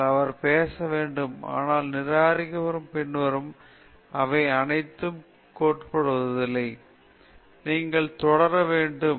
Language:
Tamil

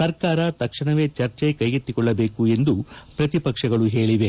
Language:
Kannada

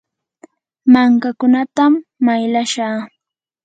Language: Yanahuanca Pasco Quechua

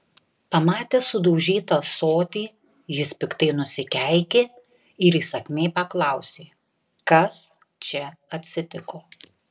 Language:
Lithuanian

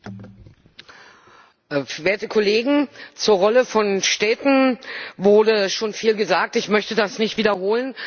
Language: German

